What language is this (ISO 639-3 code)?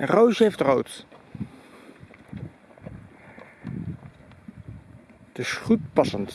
nld